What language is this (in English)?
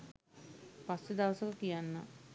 Sinhala